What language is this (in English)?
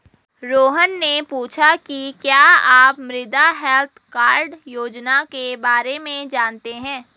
Hindi